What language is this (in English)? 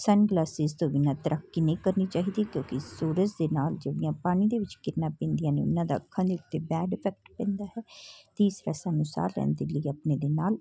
Punjabi